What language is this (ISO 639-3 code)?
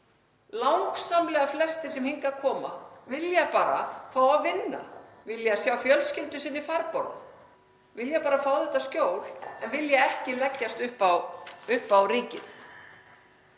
isl